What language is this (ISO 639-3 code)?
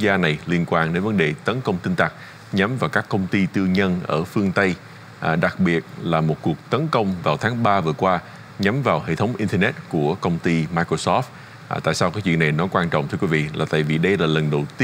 vie